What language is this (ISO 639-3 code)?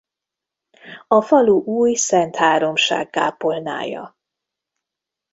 hun